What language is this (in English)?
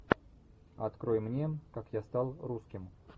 Russian